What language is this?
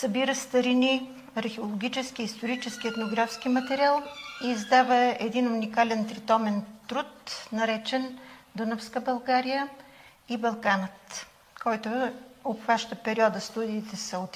Bulgarian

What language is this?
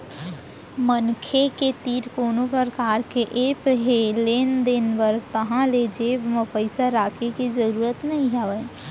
Chhattisgarhi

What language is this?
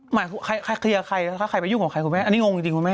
Thai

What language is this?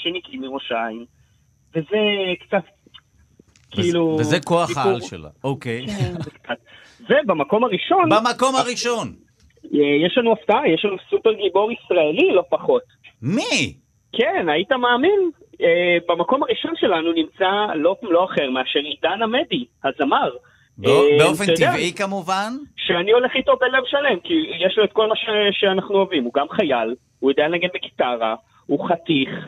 Hebrew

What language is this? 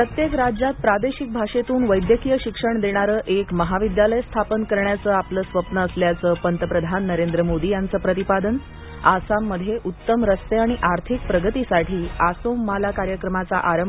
Marathi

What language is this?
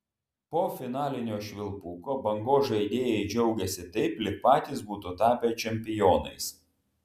Lithuanian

